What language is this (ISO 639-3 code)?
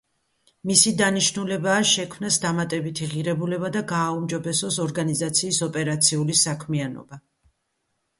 kat